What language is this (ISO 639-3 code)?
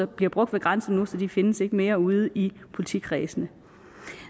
dan